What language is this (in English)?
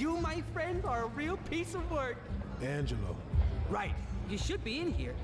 Polish